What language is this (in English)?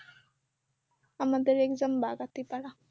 Bangla